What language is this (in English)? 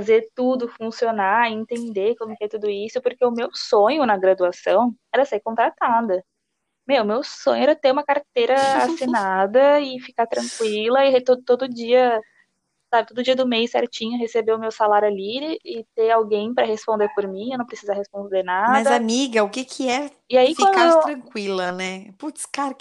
Portuguese